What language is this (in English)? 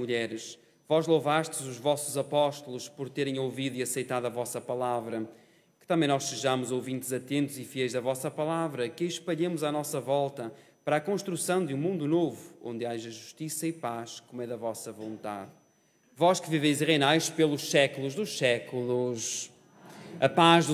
Portuguese